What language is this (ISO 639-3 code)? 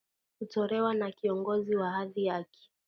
swa